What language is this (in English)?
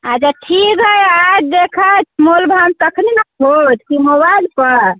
Maithili